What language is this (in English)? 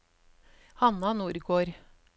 Norwegian